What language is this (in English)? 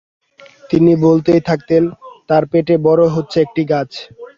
Bangla